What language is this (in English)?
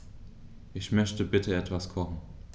German